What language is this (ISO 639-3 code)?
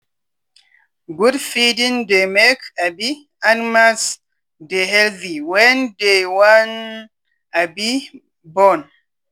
pcm